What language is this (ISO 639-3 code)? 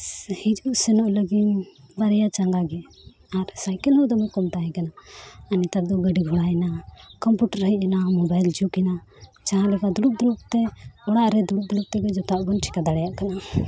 sat